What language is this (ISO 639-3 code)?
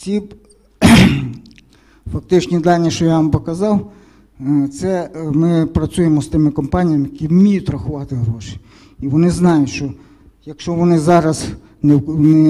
ukr